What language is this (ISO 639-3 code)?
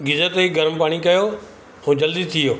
snd